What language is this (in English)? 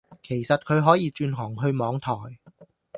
Cantonese